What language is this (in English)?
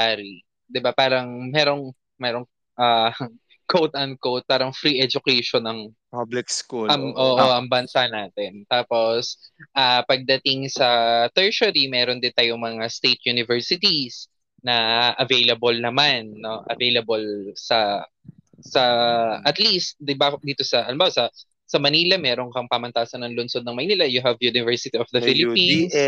Filipino